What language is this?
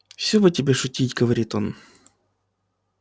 Russian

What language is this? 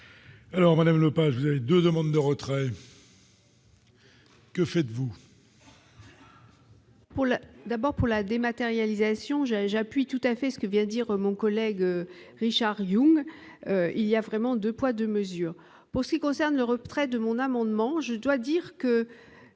French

